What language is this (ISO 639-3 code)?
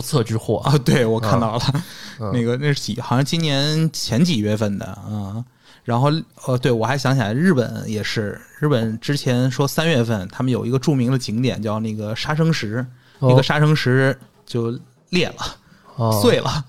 zho